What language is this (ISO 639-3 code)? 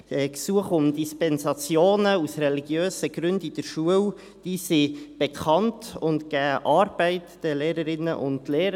gsw